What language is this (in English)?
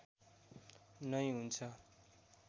Nepali